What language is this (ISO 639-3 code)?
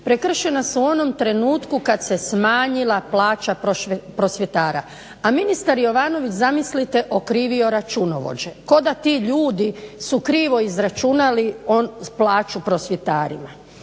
hrv